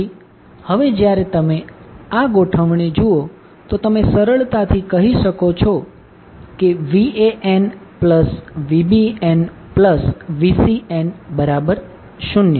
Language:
Gujarati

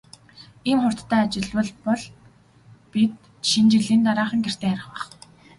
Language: Mongolian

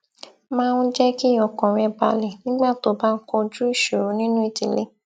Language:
Yoruba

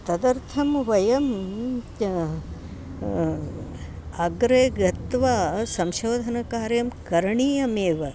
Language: Sanskrit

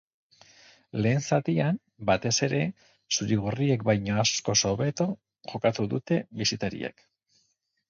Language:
Basque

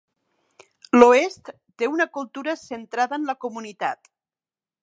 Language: Catalan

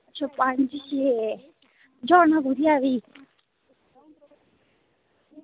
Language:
Dogri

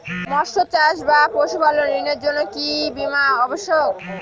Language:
Bangla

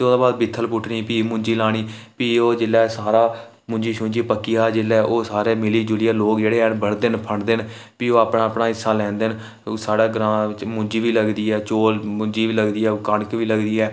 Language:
Dogri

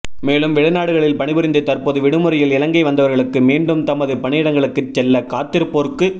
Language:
Tamil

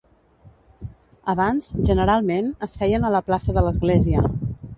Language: Catalan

